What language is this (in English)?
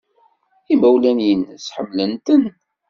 Kabyle